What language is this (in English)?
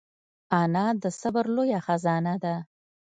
Pashto